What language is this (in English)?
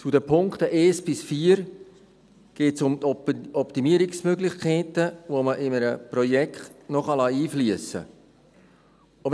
Swiss German